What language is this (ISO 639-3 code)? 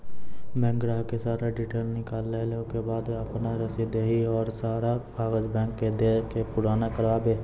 mai